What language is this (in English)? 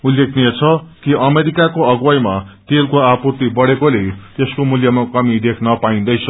Nepali